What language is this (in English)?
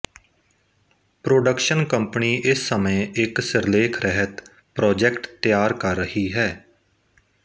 Punjabi